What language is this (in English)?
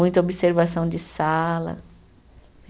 Portuguese